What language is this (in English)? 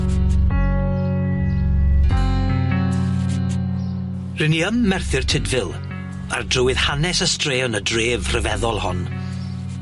Welsh